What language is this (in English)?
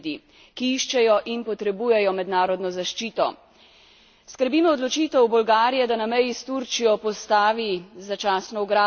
Slovenian